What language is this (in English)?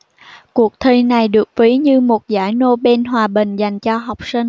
Vietnamese